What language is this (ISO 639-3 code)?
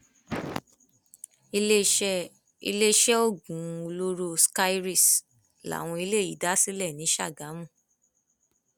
yor